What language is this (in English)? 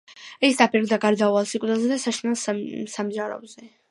Georgian